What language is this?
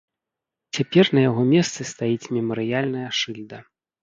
Belarusian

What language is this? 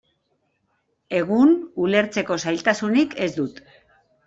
Basque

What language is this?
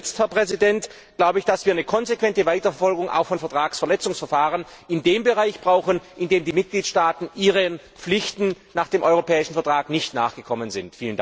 German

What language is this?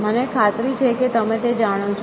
Gujarati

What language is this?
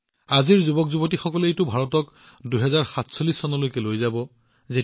Assamese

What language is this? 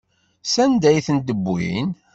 Kabyle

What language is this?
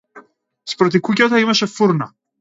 Macedonian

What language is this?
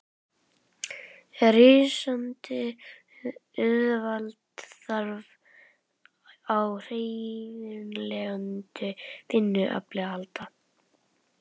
Icelandic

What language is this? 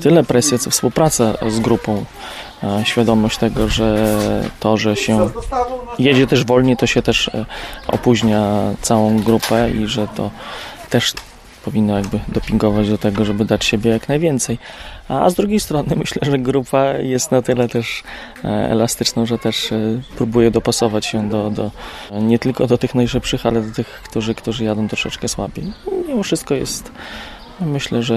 Polish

